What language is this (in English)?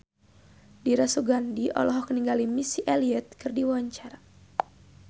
Sundanese